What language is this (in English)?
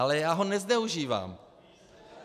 Czech